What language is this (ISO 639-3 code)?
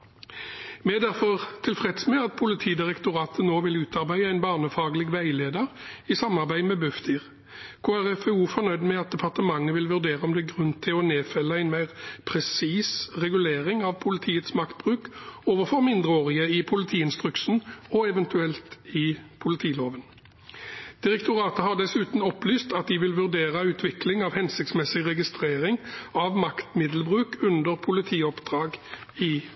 nob